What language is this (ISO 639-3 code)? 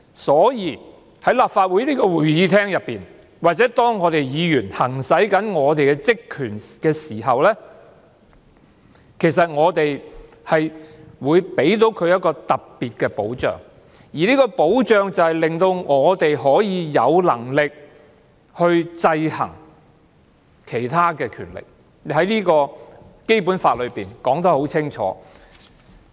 yue